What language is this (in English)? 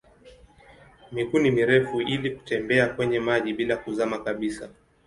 Swahili